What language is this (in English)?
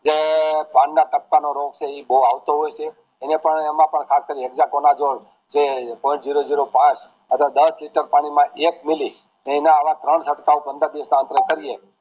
Gujarati